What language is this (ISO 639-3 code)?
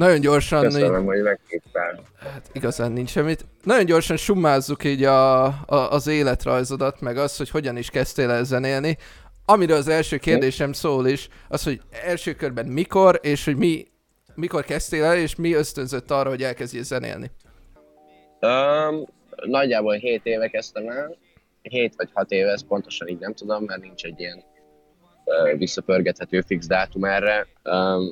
hun